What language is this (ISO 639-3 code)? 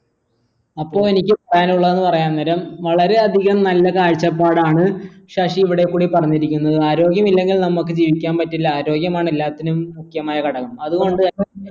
mal